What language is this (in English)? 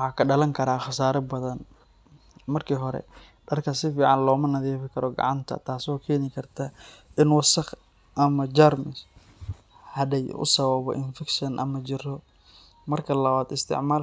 Somali